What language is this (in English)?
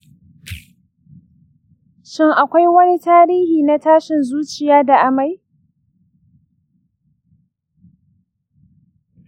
Hausa